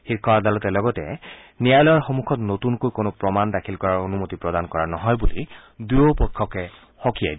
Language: Assamese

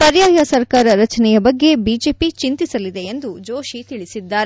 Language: Kannada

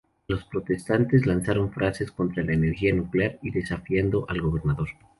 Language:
Spanish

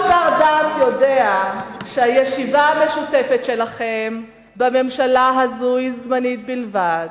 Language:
Hebrew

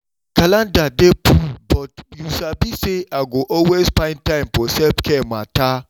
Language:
Nigerian Pidgin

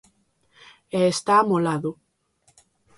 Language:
Galician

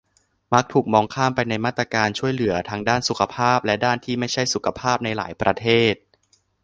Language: Thai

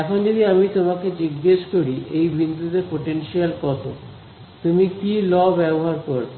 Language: Bangla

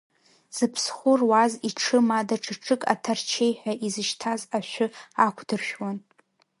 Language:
Abkhazian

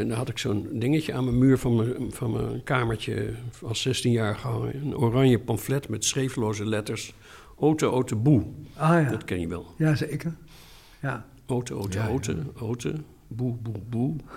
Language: Dutch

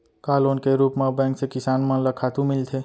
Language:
Chhattisgarhi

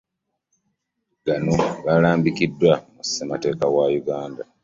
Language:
Ganda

